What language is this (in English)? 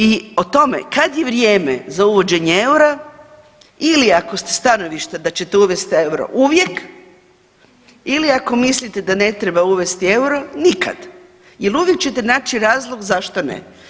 Croatian